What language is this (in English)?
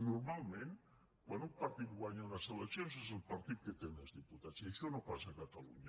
Catalan